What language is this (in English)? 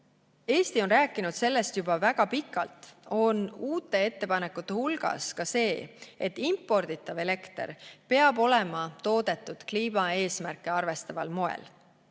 Estonian